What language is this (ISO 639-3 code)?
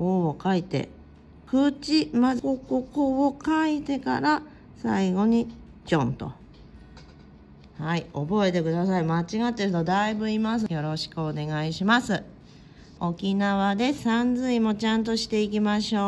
jpn